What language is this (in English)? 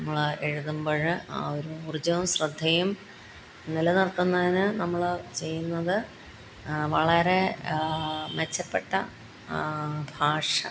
Malayalam